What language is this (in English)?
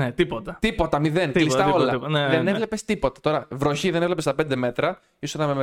Greek